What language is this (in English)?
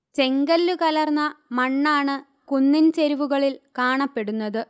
Malayalam